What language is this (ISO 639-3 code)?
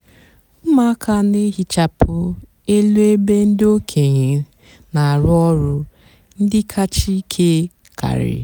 ibo